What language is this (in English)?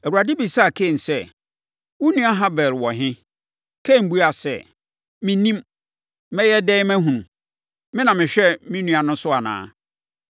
Akan